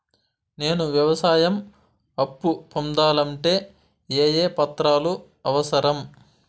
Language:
Telugu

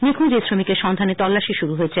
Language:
Bangla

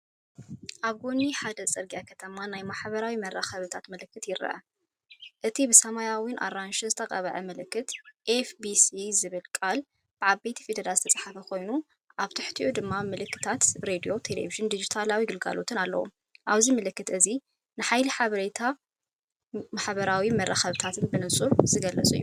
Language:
Tigrinya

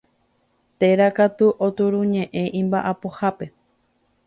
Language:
Guarani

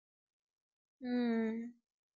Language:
Tamil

